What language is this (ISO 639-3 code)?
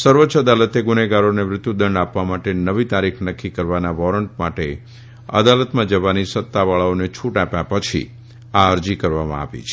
guj